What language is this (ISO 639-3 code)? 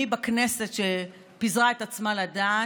heb